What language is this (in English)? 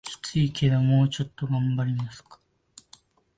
Japanese